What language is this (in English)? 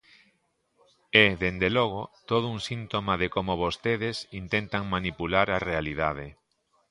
Galician